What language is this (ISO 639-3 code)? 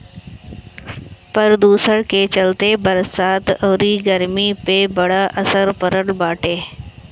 bho